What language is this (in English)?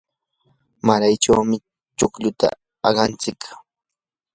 Yanahuanca Pasco Quechua